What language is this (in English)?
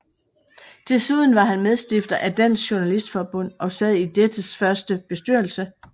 Danish